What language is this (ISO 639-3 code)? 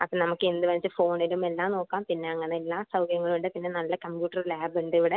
mal